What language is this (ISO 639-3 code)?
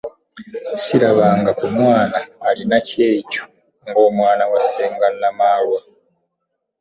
lug